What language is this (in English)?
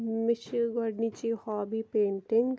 Kashmiri